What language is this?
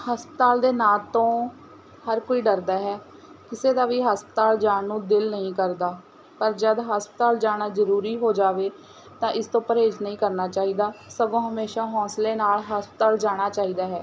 Punjabi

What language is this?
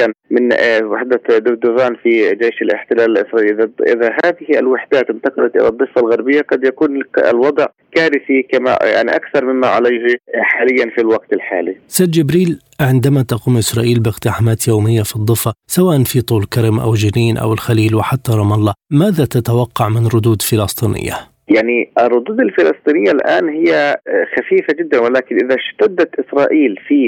Arabic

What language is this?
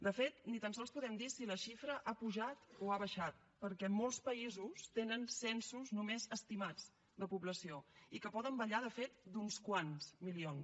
Catalan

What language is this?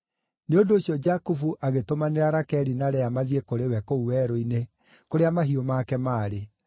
Kikuyu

